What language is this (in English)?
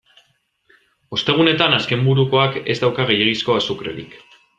Basque